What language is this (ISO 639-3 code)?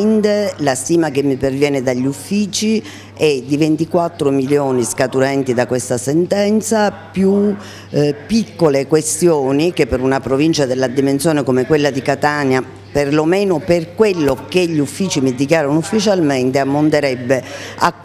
ita